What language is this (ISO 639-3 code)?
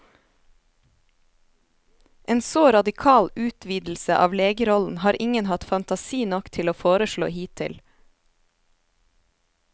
nor